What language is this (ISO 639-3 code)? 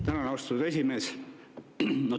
est